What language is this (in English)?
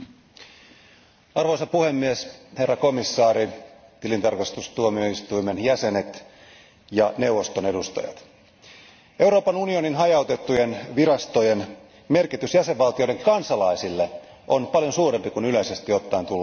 Finnish